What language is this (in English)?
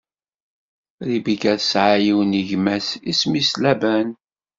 Kabyle